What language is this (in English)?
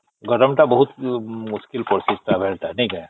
Odia